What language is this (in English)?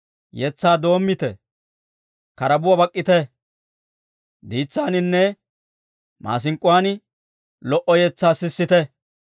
Dawro